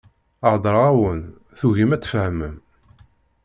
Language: Kabyle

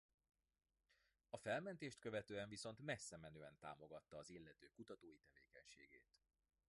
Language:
Hungarian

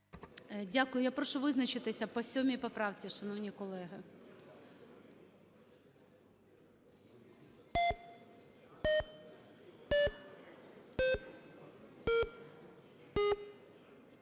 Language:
Ukrainian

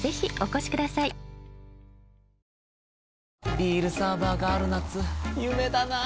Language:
Japanese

